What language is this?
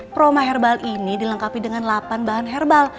Indonesian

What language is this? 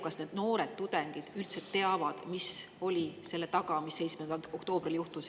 Estonian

